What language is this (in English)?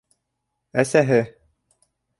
Bashkir